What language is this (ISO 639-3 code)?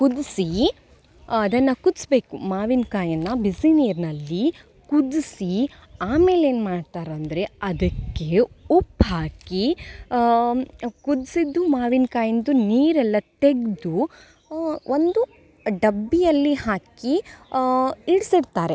kan